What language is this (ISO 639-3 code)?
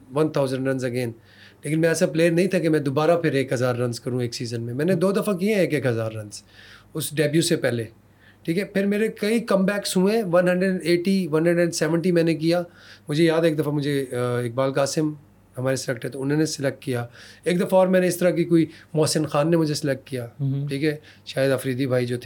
urd